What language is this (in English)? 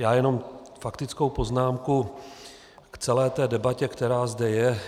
Czech